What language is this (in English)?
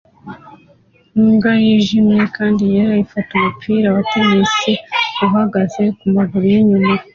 Kinyarwanda